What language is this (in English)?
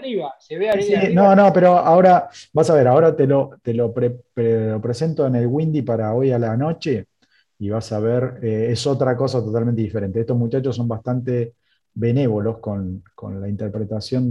Spanish